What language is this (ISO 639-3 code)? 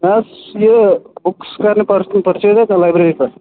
kas